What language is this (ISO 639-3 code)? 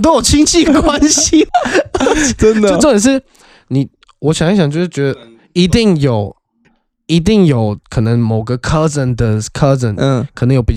zho